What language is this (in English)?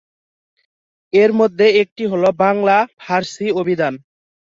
Bangla